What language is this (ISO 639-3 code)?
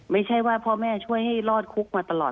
tha